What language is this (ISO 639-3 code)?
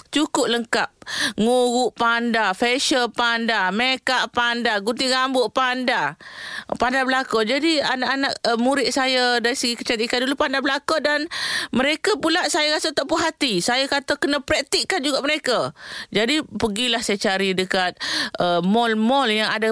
msa